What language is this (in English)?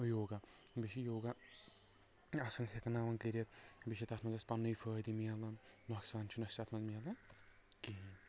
Kashmiri